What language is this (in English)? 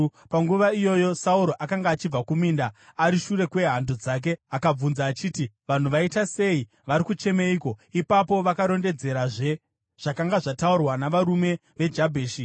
Shona